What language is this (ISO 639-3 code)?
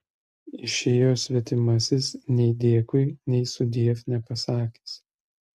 lit